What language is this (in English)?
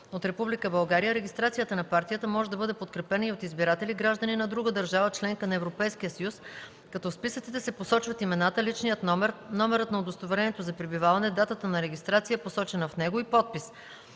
Bulgarian